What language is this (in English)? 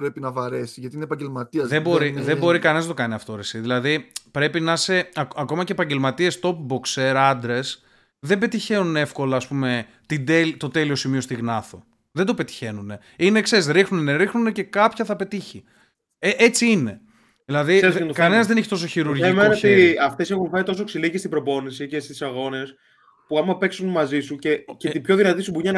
Greek